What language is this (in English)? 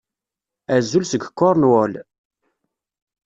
Kabyle